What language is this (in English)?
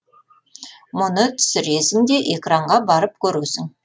Kazakh